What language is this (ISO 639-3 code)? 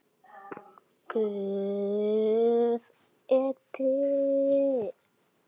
isl